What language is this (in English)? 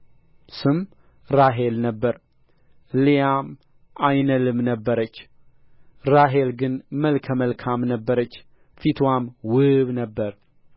Amharic